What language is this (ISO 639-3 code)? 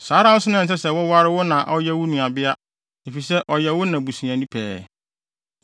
aka